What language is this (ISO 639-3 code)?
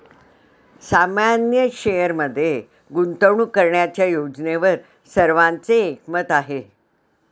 mar